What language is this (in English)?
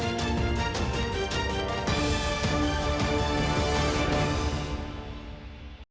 Ukrainian